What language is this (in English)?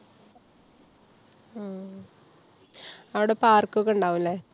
Malayalam